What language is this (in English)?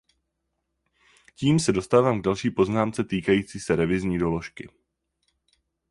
Czech